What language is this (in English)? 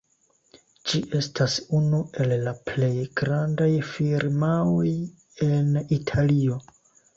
Esperanto